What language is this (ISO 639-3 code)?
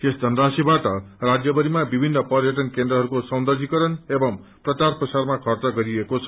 nep